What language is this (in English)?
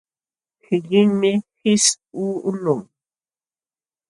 Jauja Wanca Quechua